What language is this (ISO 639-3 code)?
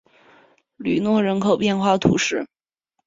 zho